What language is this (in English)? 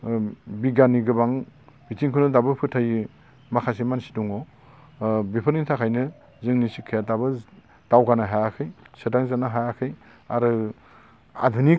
Bodo